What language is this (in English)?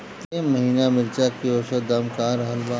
Bhojpuri